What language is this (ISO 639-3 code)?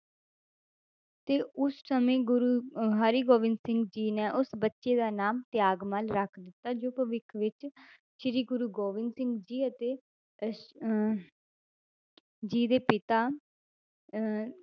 pan